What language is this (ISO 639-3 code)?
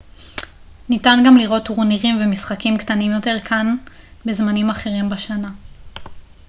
heb